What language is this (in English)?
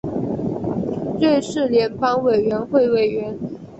Chinese